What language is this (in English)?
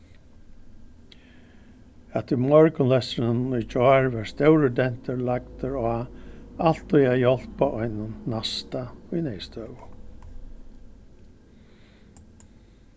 Faroese